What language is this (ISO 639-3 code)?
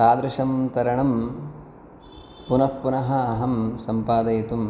san